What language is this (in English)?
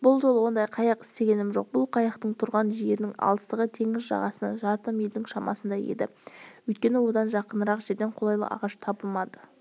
Kazakh